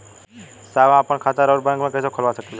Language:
Bhojpuri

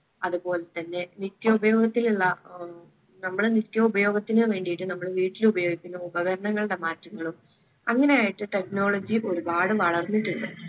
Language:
Malayalam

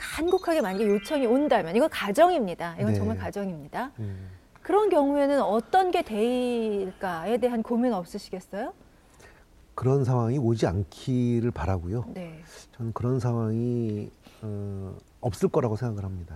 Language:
Korean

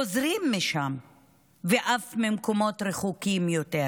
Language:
Hebrew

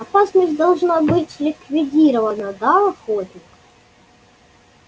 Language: Russian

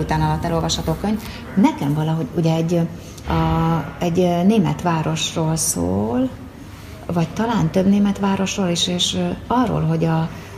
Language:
Hungarian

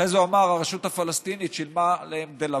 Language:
Hebrew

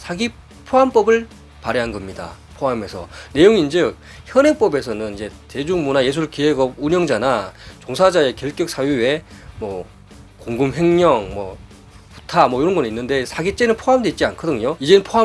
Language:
Korean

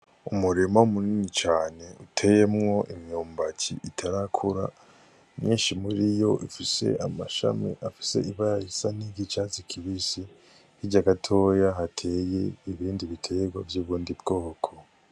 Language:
Rundi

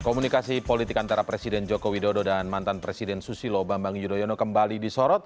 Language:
Indonesian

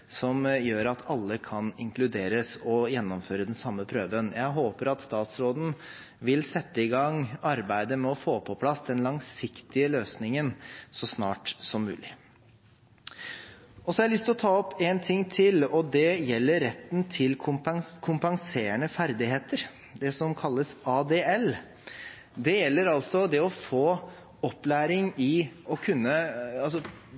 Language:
Norwegian Bokmål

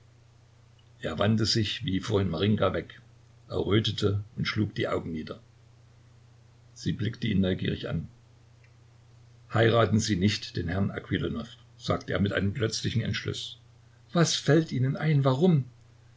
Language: German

